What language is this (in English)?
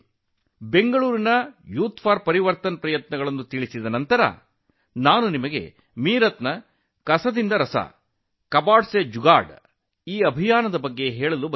Kannada